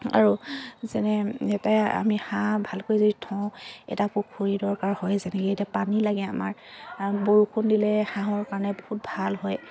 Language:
Assamese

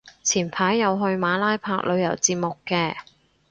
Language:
Cantonese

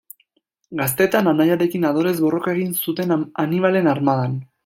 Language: Basque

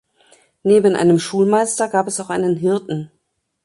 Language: German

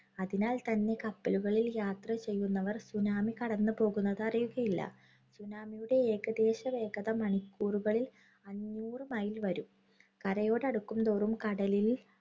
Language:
Malayalam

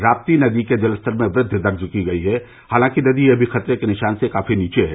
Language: Hindi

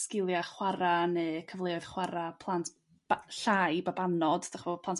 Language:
Welsh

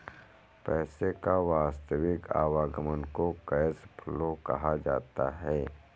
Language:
Hindi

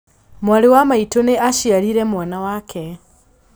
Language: Kikuyu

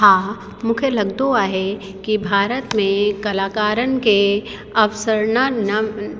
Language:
Sindhi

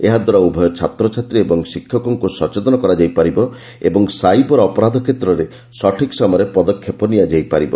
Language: Odia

